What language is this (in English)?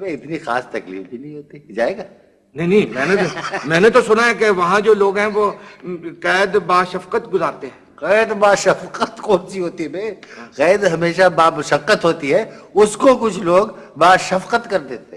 Urdu